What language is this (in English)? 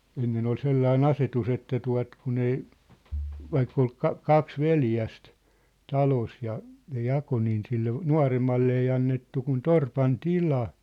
Finnish